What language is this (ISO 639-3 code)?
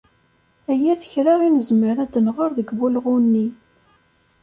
kab